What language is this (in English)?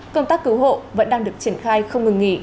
Vietnamese